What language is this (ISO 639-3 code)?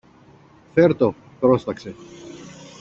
ell